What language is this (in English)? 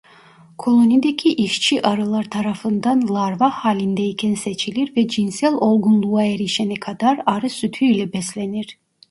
Turkish